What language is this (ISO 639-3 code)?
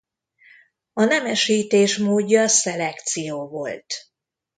hun